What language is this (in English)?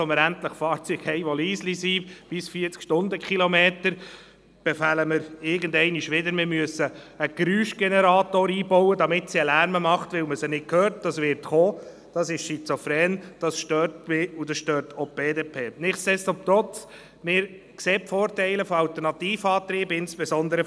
Swiss German